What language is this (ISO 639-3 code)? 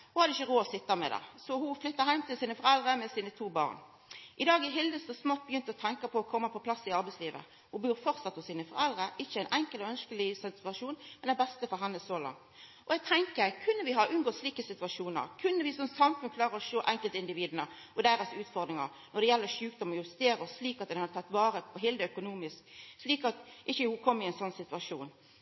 nno